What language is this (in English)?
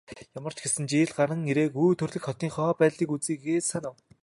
Mongolian